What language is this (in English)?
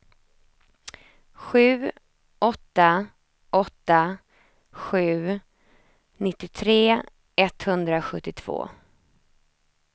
Swedish